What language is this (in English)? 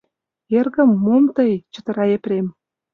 Mari